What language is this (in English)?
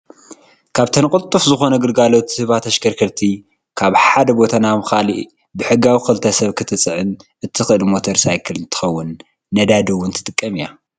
Tigrinya